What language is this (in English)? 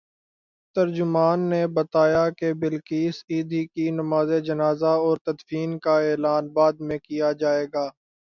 Urdu